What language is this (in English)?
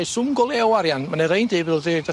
Welsh